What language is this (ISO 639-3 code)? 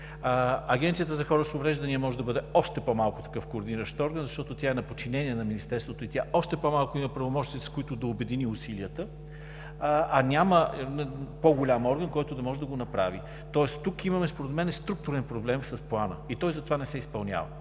bul